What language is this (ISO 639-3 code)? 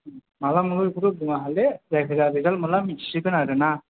brx